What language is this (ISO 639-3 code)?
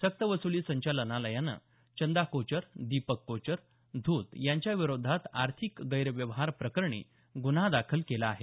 mar